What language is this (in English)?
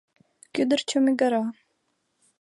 Mari